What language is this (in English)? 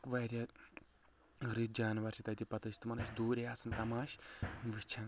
Kashmiri